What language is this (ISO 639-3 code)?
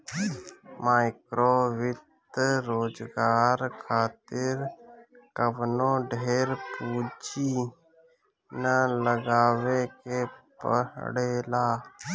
bho